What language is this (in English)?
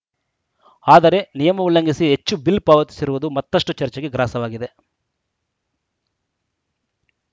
Kannada